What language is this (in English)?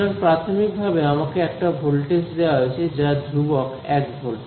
Bangla